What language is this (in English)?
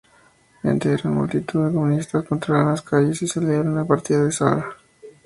Spanish